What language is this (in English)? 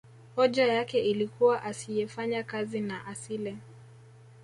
Swahili